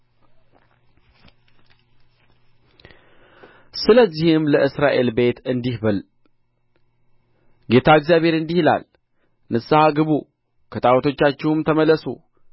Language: Amharic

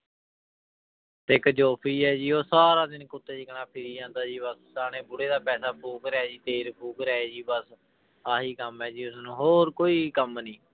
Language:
Punjabi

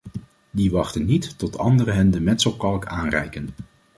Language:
Dutch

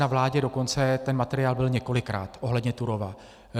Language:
Czech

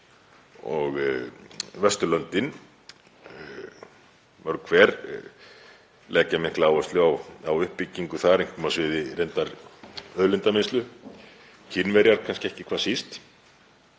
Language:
Icelandic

